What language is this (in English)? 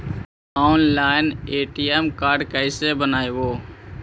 Magahi